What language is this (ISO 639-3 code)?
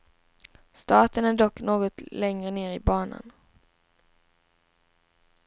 swe